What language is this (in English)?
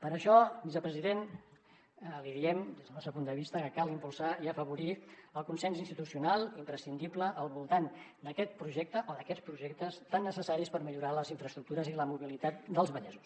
Catalan